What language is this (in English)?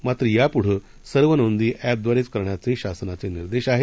Marathi